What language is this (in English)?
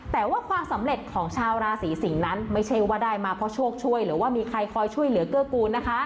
Thai